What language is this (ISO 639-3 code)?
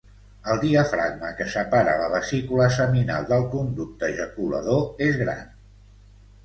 cat